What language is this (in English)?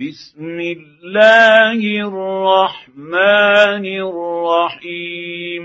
Arabic